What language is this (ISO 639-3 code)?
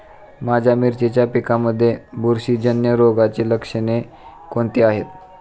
mar